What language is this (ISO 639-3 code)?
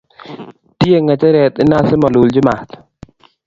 kln